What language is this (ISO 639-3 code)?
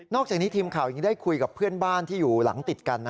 tha